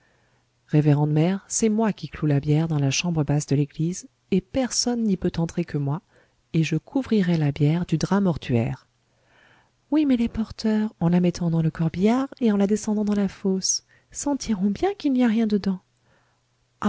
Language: French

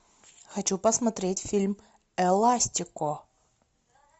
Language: Russian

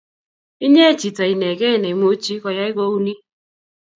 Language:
Kalenjin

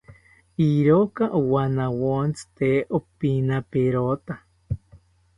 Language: South Ucayali Ashéninka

